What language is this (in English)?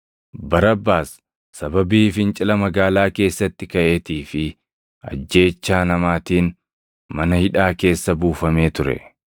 Oromo